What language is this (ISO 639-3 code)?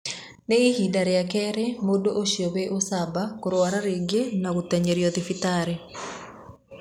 kik